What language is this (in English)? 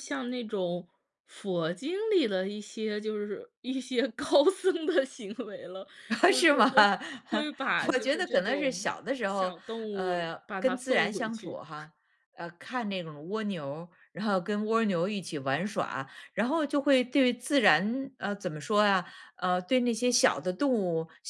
Chinese